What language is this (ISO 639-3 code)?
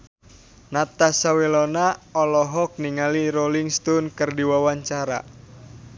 sun